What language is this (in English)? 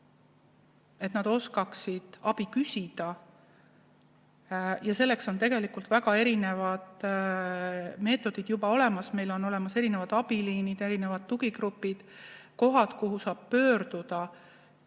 Estonian